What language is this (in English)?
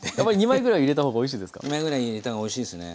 Japanese